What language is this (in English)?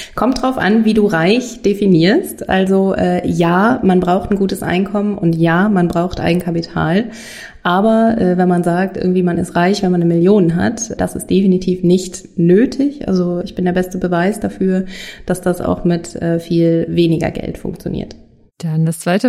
German